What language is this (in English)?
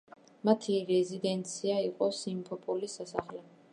Georgian